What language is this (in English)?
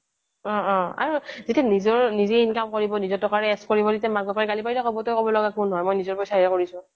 Assamese